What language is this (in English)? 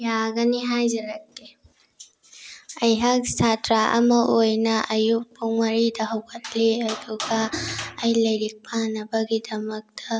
Manipuri